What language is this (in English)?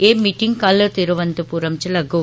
Dogri